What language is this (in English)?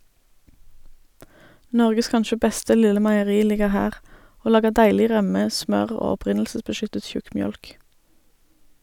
Norwegian